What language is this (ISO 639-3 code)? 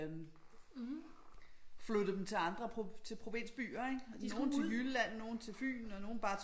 dan